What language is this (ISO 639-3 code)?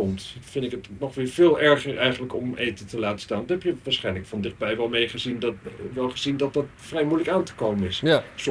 nld